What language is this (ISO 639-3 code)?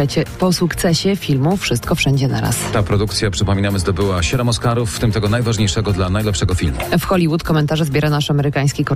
pol